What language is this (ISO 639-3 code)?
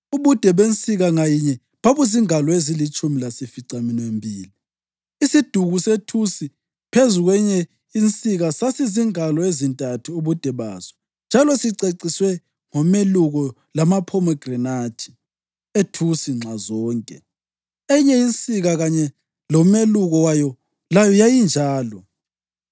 nde